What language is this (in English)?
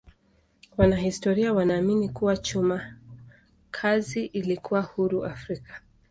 Swahili